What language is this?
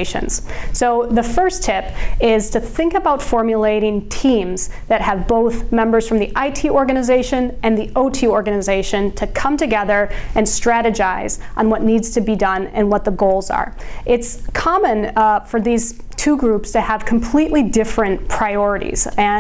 English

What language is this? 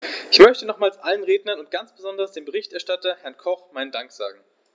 German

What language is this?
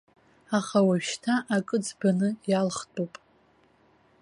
Abkhazian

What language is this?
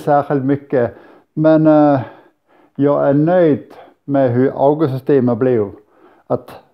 Swedish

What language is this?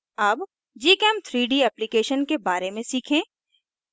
Hindi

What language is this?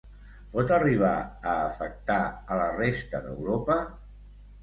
Catalan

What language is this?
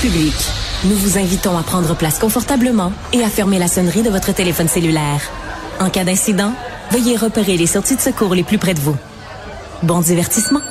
French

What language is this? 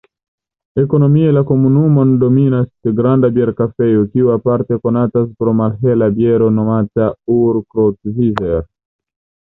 Esperanto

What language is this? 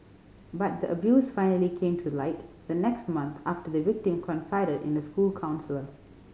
English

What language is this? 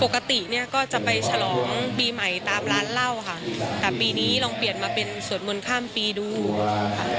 Thai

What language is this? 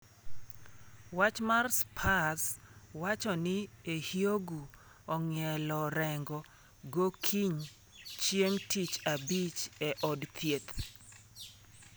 Luo (Kenya and Tanzania)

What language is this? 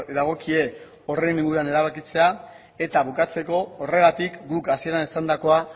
Basque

